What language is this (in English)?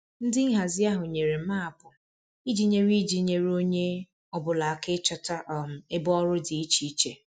Igbo